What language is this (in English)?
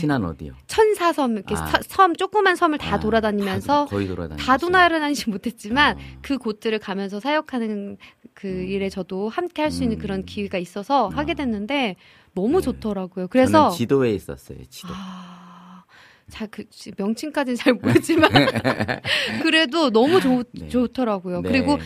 Korean